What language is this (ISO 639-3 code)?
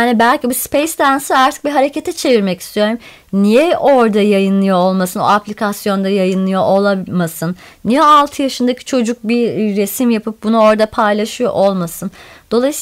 tur